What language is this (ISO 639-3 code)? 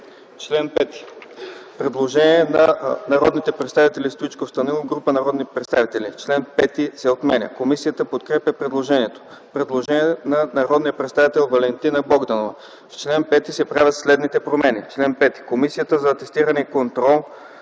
bul